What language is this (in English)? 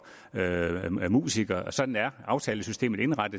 Danish